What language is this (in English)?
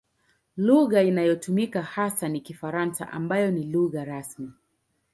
Swahili